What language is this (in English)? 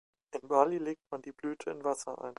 German